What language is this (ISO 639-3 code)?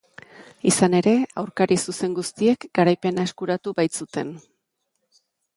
eus